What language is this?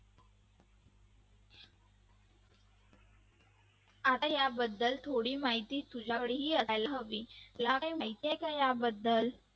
Marathi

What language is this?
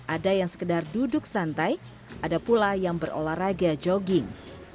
Indonesian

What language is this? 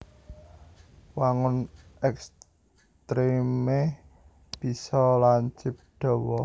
Javanese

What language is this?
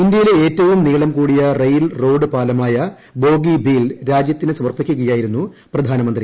Malayalam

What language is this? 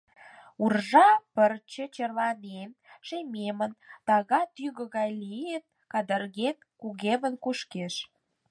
Mari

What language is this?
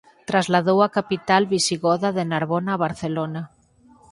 Galician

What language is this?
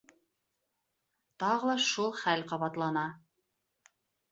Bashkir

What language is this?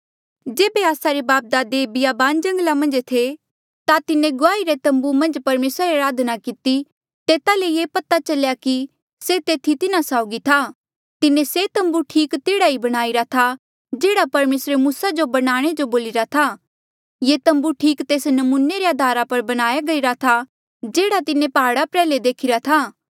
Mandeali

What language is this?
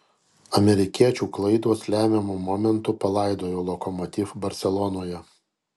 Lithuanian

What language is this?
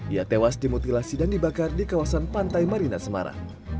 Indonesian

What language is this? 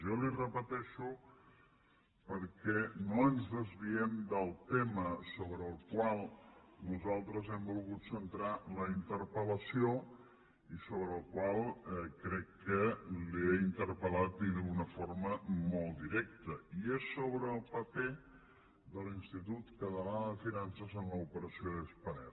Catalan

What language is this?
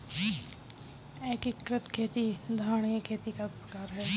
Hindi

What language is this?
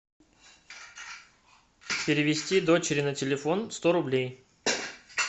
Russian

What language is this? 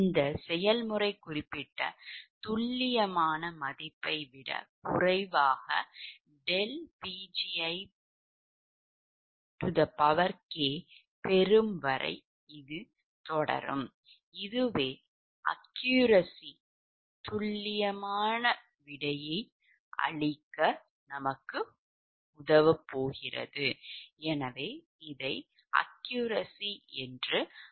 Tamil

